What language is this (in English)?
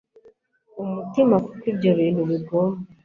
Kinyarwanda